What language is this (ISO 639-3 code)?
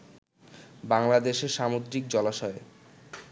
ben